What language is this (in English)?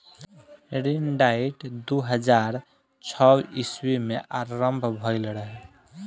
Bhojpuri